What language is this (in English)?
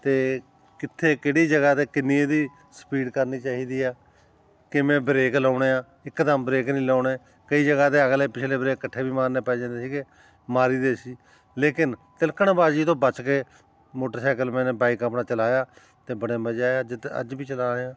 Punjabi